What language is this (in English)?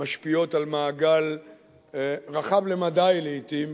Hebrew